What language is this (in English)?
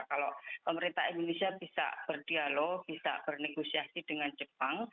Indonesian